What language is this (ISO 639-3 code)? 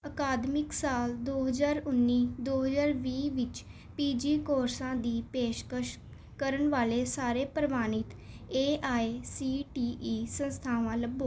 pan